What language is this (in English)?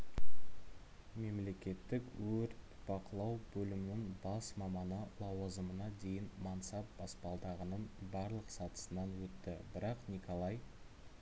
Kazakh